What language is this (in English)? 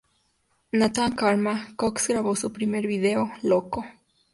Spanish